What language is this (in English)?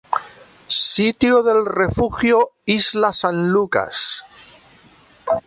Spanish